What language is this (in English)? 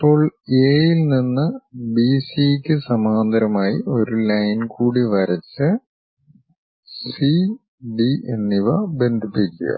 Malayalam